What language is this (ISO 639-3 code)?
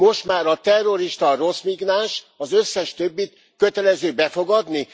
hun